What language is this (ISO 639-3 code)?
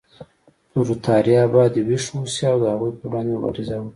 pus